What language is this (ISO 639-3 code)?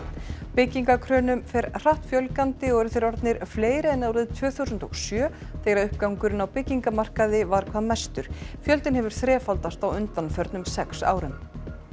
isl